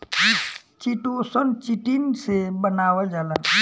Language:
Bhojpuri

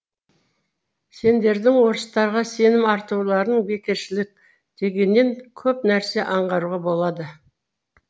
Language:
Kazakh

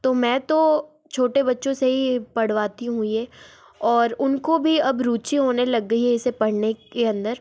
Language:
Hindi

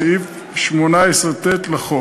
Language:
Hebrew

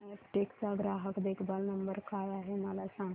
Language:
Marathi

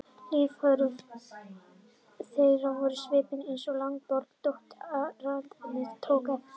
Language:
Icelandic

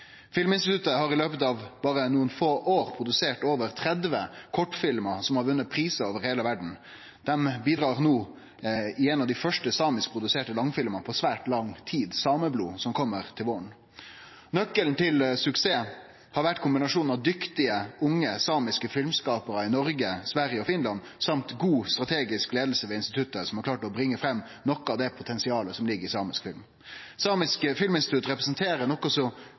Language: Norwegian Nynorsk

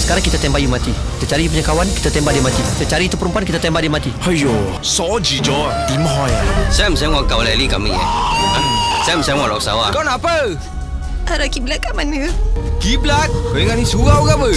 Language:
Malay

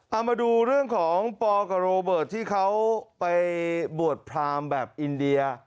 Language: Thai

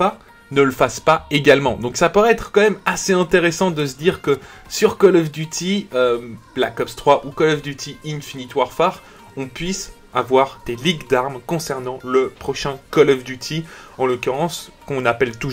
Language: French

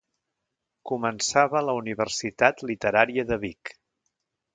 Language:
Catalan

